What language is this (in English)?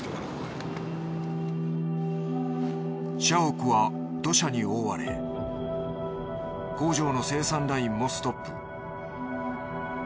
Japanese